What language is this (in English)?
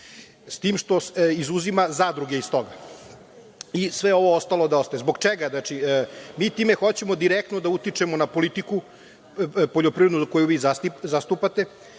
Serbian